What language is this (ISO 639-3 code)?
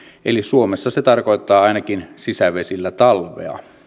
fin